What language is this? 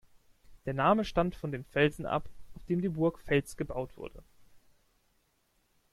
German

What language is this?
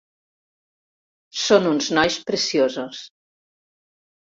Catalan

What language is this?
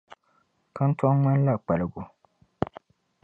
Dagbani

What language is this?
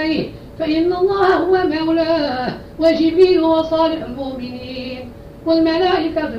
Arabic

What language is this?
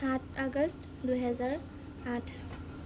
Assamese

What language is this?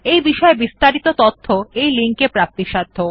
Bangla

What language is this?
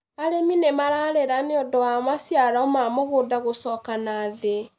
Kikuyu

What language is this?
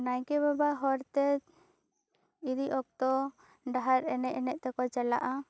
Santali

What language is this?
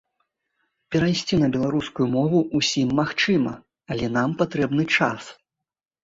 Belarusian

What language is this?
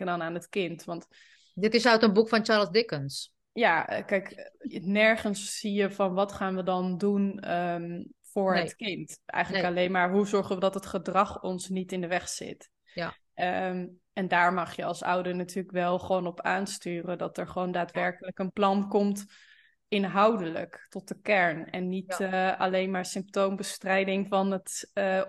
Dutch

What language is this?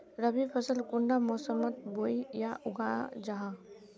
Magahi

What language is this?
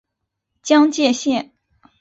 Chinese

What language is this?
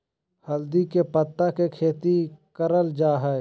Magahi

